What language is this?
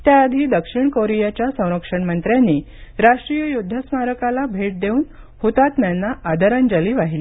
Marathi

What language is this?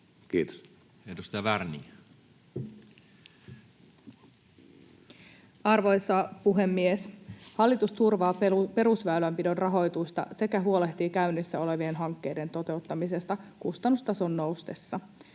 Finnish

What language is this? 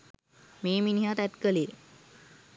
Sinhala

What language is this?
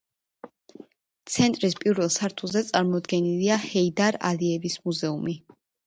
Georgian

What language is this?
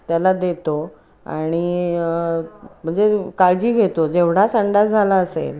Marathi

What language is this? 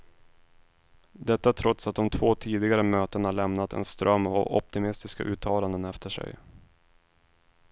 Swedish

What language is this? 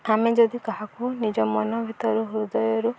Odia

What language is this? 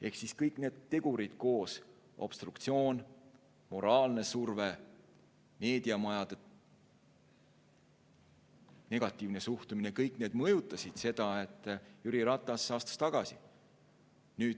Estonian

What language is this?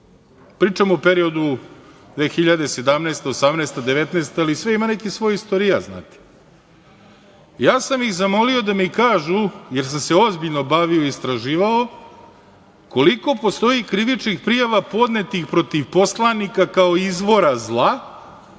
Serbian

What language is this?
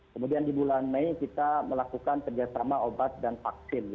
Indonesian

